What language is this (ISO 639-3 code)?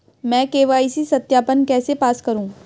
hin